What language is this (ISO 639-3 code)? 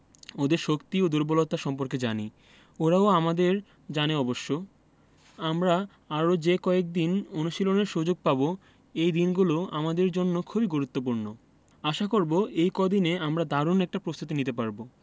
ben